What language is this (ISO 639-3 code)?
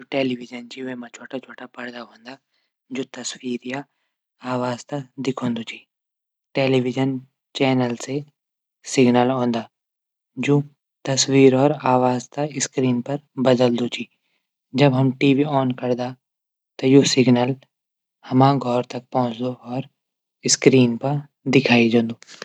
gbm